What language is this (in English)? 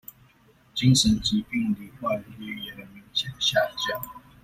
Chinese